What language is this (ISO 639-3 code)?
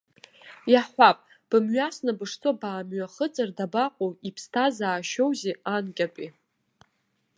abk